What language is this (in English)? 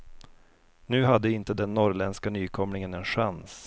Swedish